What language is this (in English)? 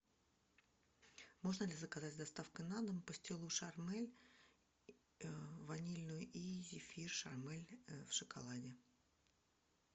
Russian